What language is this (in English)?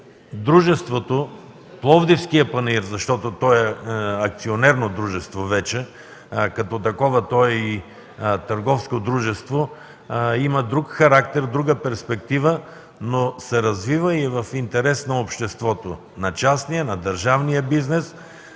Bulgarian